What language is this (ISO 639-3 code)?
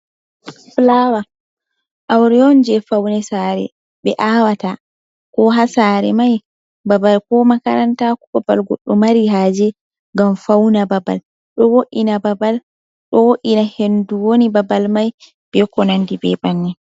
ful